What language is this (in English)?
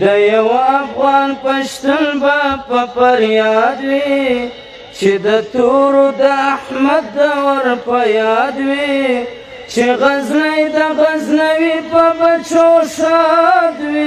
Romanian